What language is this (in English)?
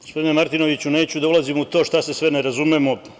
Serbian